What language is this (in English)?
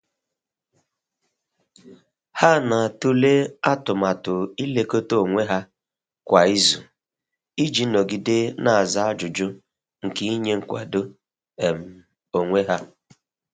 Igbo